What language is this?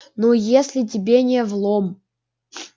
Russian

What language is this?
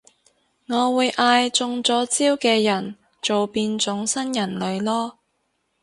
Cantonese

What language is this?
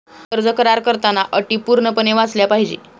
Marathi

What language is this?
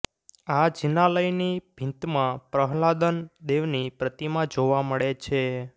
Gujarati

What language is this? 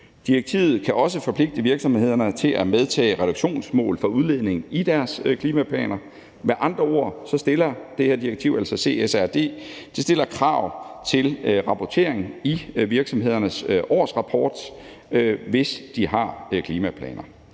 Danish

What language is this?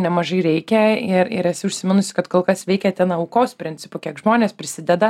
Lithuanian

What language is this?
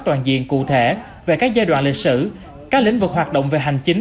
Vietnamese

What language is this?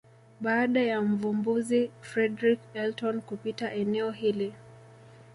Swahili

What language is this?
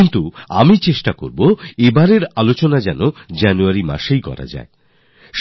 Bangla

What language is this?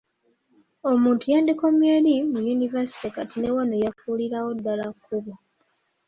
Ganda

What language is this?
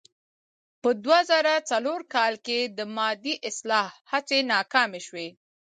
Pashto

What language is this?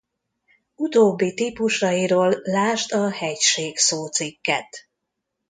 Hungarian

